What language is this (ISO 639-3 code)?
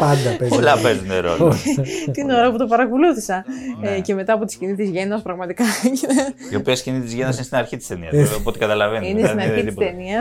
ell